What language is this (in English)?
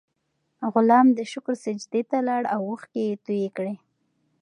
Pashto